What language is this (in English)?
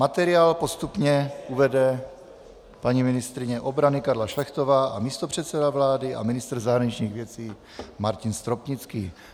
Czech